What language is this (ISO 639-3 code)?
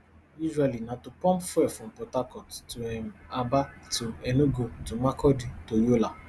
pcm